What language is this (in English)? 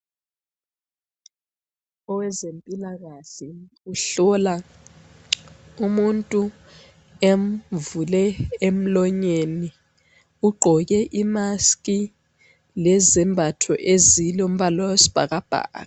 North Ndebele